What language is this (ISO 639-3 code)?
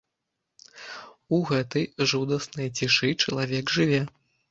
bel